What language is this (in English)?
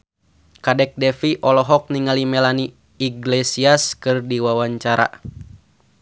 Sundanese